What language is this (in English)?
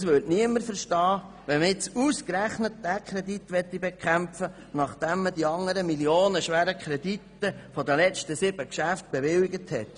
Swiss German